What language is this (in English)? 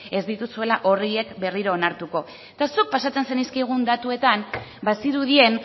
Basque